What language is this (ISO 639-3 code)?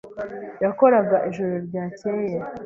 kin